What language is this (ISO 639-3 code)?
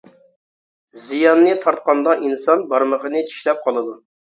uig